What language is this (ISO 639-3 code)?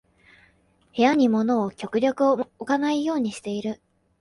jpn